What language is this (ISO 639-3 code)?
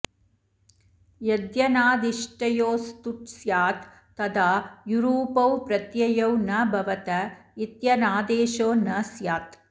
san